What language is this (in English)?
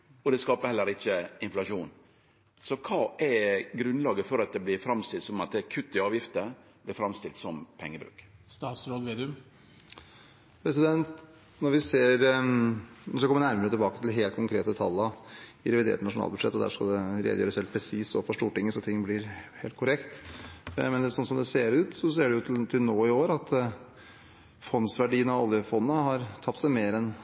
Norwegian